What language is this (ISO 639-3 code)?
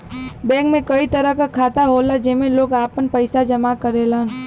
bho